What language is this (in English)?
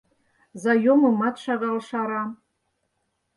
Mari